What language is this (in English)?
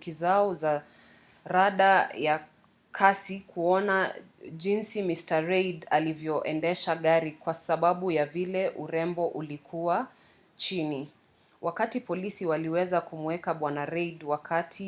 Swahili